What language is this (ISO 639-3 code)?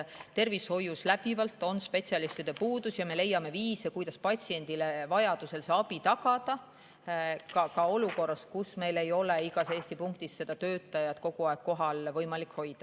est